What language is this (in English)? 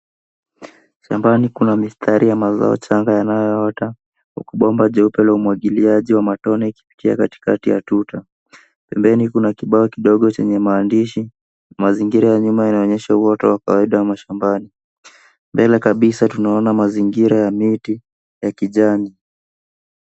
Swahili